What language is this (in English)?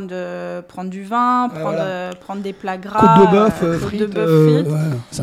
French